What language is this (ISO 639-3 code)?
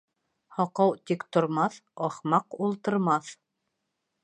bak